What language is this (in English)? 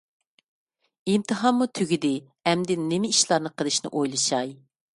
Uyghur